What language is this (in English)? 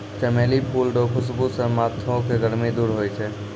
Maithili